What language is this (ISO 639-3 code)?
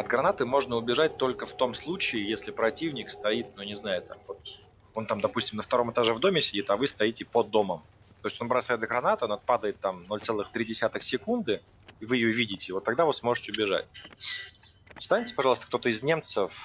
rus